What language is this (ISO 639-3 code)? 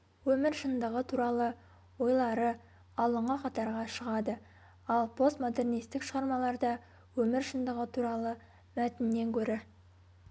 kaz